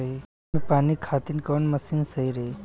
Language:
Bhojpuri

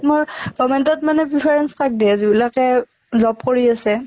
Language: Assamese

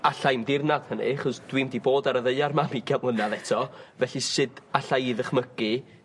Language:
Welsh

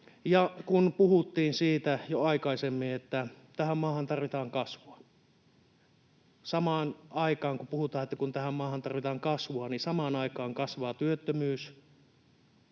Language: Finnish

